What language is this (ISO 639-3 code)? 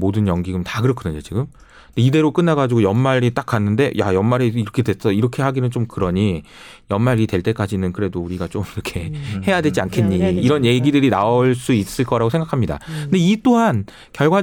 kor